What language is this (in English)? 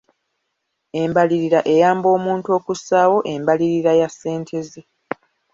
Ganda